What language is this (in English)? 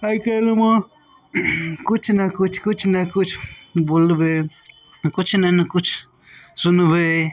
Maithili